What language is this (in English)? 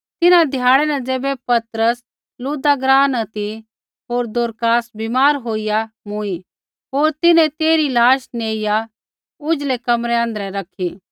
Kullu Pahari